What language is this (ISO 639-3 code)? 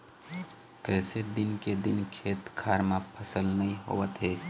hne